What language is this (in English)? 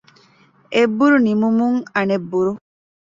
Divehi